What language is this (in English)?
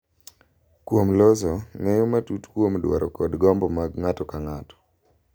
Luo (Kenya and Tanzania)